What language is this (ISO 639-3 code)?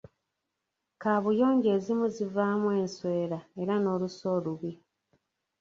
lug